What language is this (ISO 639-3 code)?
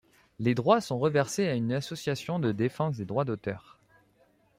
fra